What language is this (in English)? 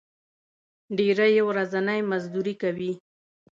Pashto